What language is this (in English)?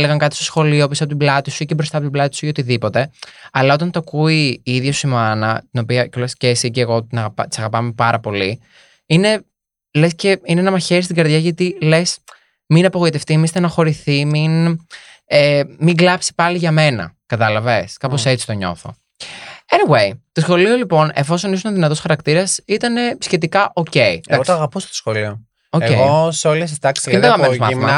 Greek